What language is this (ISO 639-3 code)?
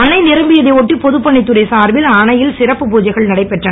tam